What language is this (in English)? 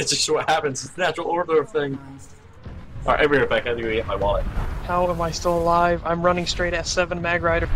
English